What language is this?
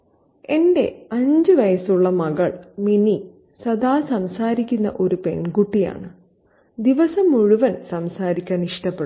Malayalam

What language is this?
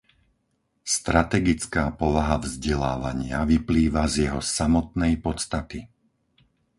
Slovak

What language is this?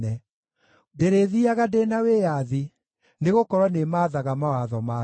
Kikuyu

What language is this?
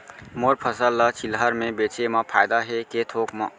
Chhattisgarhi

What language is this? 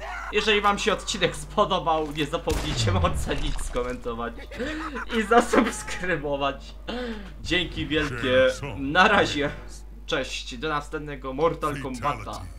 Polish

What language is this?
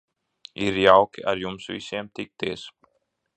Latvian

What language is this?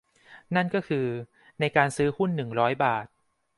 Thai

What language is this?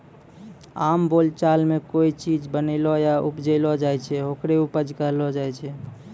Maithili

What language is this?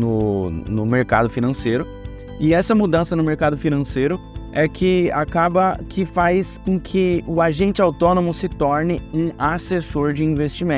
Portuguese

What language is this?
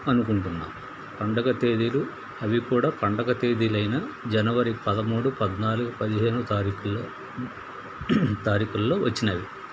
Telugu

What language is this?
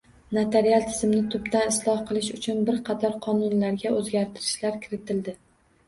Uzbek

